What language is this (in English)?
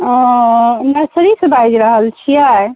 Maithili